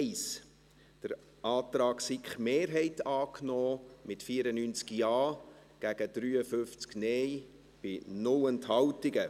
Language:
Swiss German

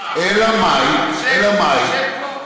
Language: Hebrew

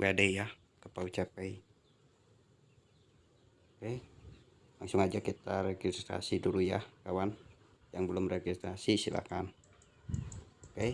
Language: Indonesian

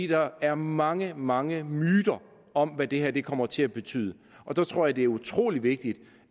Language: Danish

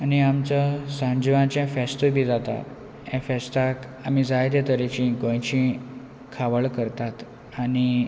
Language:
Konkani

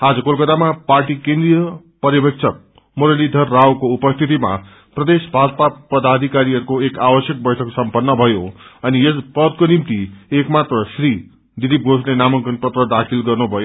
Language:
Nepali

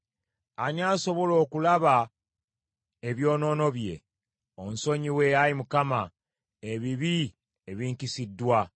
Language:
Ganda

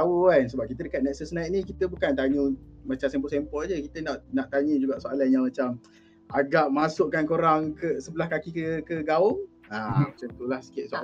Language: Malay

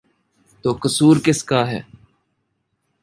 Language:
Urdu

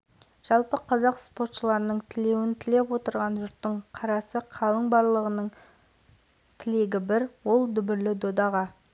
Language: Kazakh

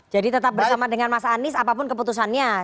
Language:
Indonesian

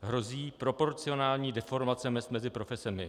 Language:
Czech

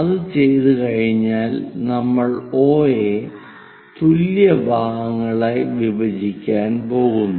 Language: Malayalam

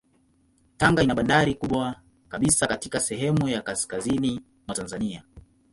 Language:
Swahili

